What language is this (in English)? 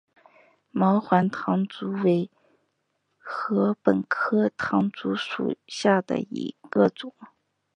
Chinese